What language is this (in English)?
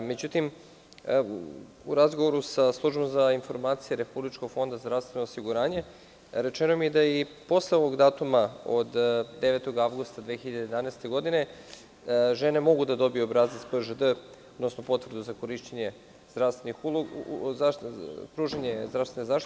Serbian